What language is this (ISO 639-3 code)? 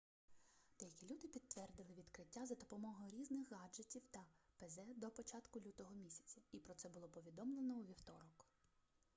ukr